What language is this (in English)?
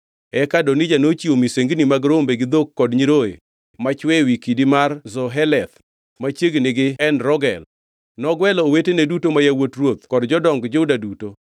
Luo (Kenya and Tanzania)